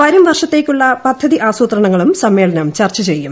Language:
Malayalam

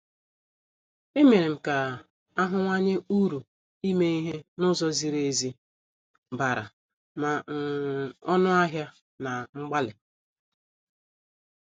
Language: Igbo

